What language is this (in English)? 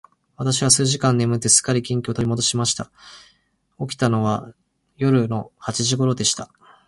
Japanese